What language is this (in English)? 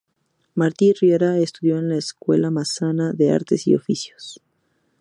Spanish